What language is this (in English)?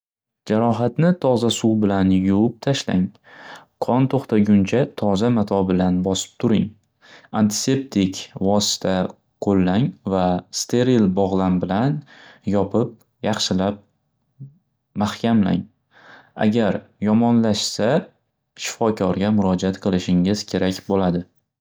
Uzbek